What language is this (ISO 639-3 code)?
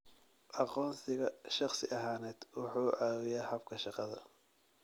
som